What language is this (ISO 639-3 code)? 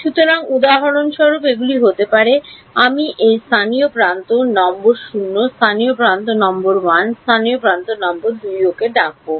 ben